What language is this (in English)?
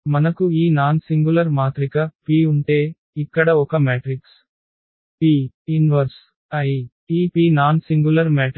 Telugu